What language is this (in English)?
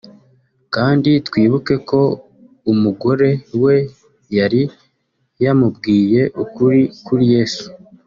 Kinyarwanda